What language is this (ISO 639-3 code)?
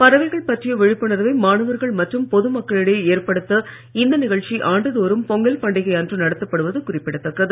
tam